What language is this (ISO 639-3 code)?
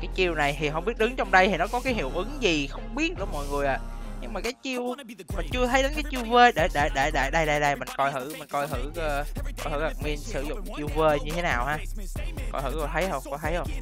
vie